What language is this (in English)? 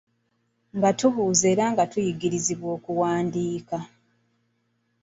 Ganda